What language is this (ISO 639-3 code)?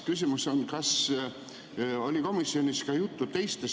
est